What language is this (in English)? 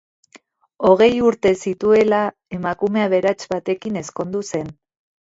Basque